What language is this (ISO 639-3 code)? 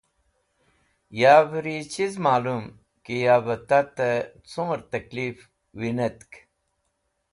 wbl